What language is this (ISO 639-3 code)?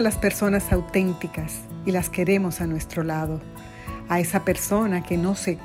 spa